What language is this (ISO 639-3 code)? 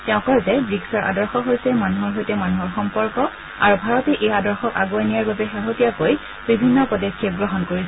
asm